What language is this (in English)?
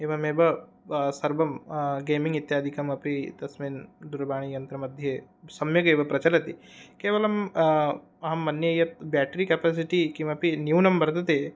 Sanskrit